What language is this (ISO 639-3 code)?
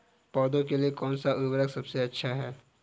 hin